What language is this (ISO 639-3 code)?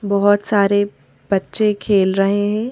hin